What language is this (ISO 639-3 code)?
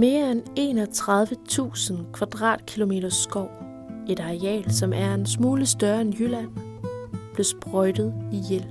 dan